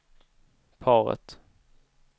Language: Swedish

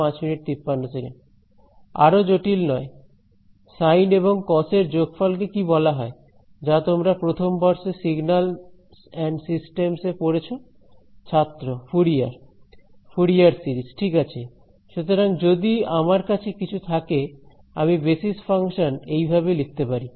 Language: Bangla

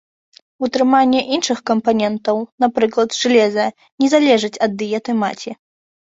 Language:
Belarusian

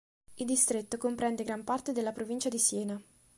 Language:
Italian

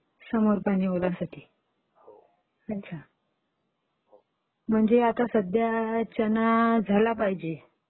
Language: Marathi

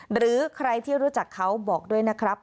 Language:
Thai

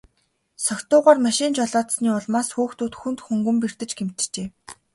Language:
Mongolian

